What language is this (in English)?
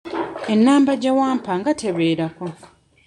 Ganda